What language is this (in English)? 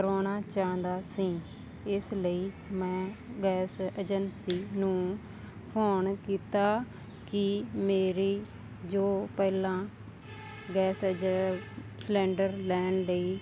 Punjabi